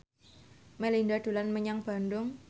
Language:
Javanese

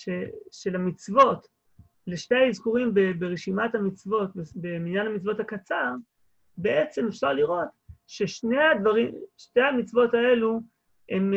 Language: Hebrew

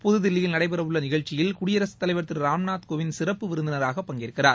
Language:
Tamil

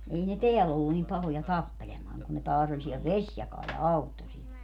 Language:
Finnish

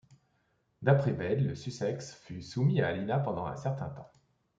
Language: French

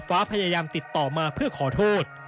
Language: Thai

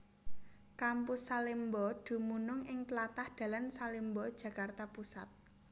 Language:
Javanese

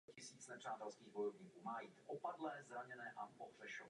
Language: Czech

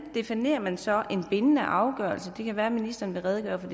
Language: Danish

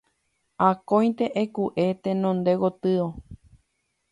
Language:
Guarani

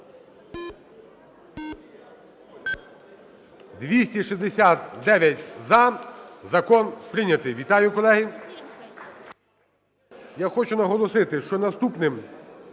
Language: Ukrainian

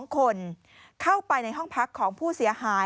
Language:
Thai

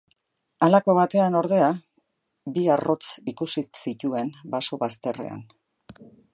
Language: Basque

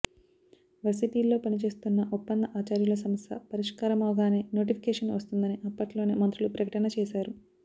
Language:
Telugu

